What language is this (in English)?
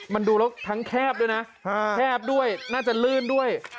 Thai